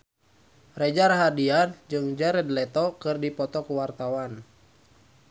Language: Sundanese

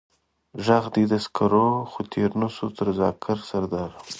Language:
Pashto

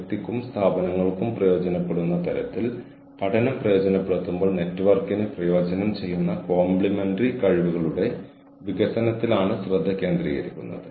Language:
Malayalam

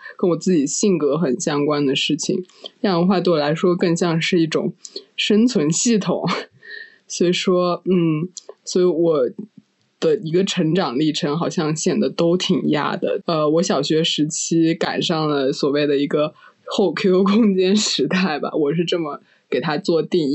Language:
Chinese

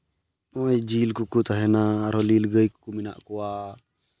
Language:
Santali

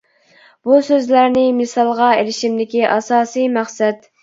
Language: Uyghur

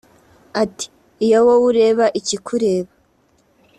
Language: Kinyarwanda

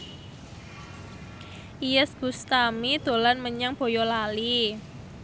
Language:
Javanese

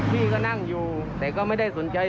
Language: Thai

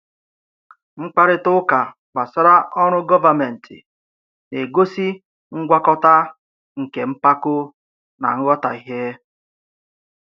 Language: Igbo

